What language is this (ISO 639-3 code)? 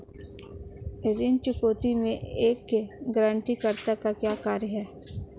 hin